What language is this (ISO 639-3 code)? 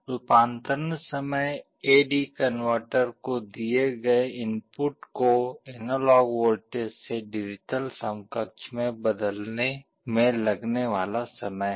hin